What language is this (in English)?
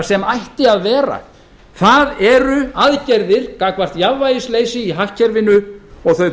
Icelandic